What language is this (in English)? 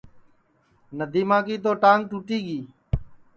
Sansi